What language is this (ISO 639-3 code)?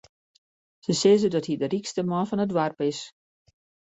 fry